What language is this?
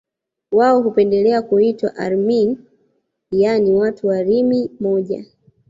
Swahili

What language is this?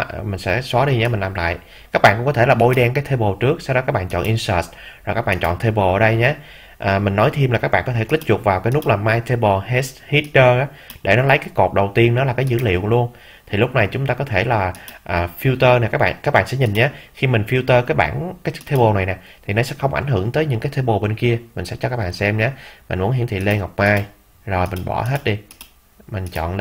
Vietnamese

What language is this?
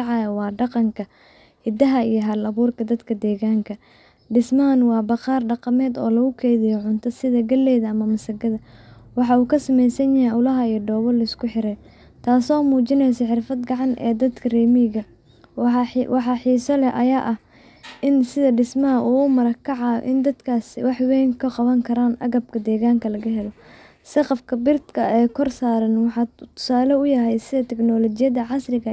Somali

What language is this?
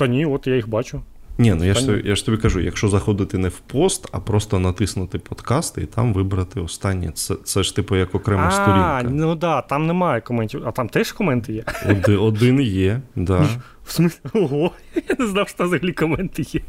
Ukrainian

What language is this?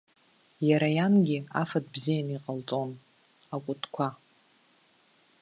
Abkhazian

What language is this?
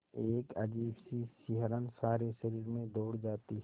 Hindi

